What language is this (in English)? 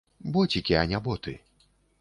Belarusian